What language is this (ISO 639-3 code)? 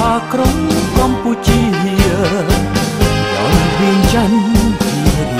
tha